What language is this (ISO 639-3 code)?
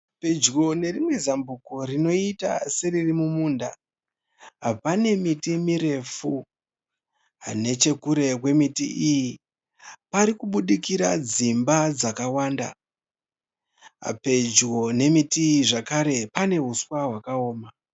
sna